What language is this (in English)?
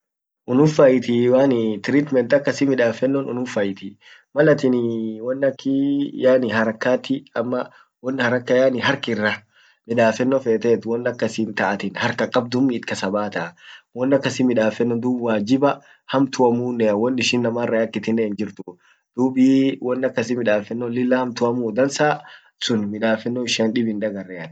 Orma